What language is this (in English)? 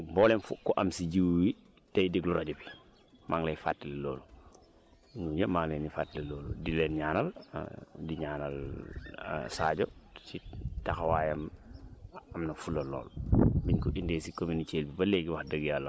Wolof